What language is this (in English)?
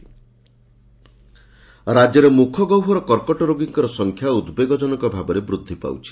Odia